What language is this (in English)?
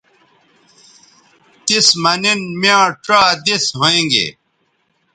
Bateri